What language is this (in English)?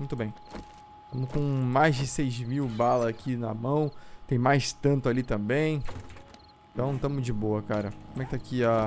Portuguese